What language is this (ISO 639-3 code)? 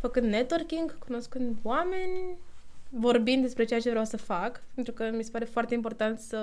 ron